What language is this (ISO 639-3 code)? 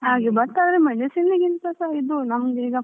kan